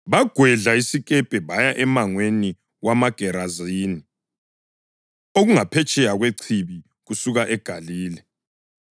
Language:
North Ndebele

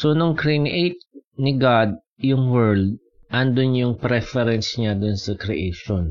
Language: Filipino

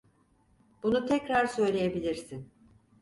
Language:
Turkish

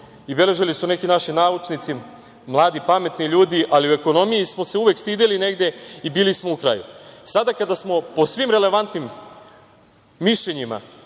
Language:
Serbian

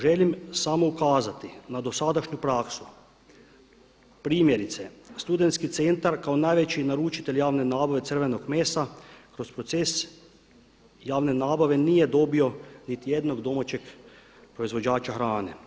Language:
Croatian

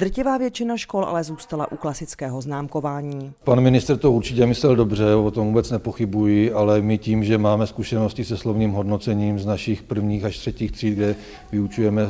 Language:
Czech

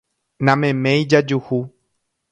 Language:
Guarani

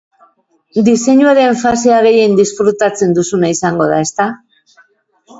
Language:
Basque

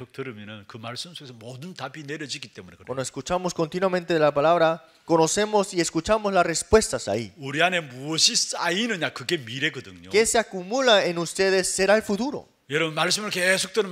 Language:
Korean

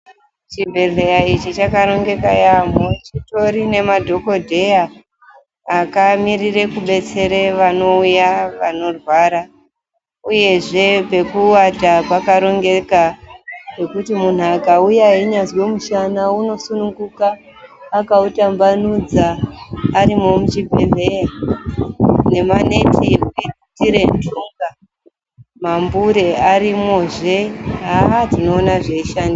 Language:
Ndau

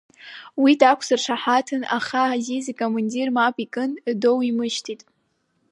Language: Abkhazian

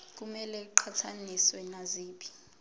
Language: Zulu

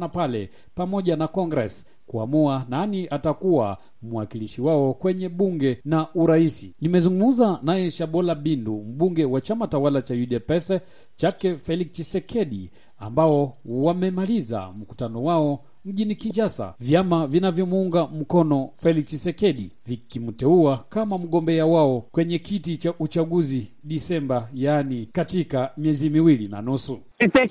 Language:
Swahili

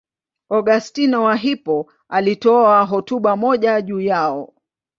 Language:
Swahili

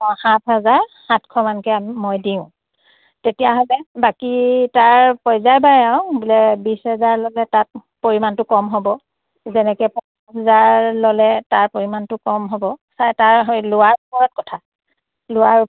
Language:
Assamese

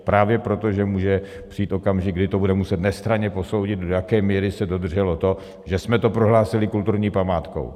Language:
Czech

